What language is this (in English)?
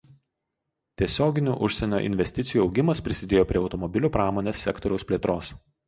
Lithuanian